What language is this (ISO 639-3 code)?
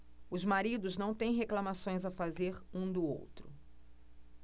por